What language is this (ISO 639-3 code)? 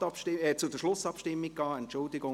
gsw